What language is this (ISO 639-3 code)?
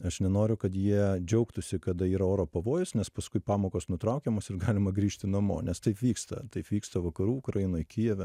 lit